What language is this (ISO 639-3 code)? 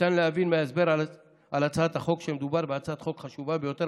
heb